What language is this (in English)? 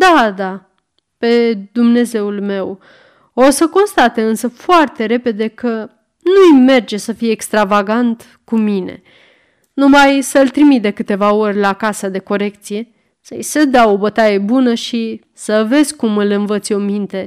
Romanian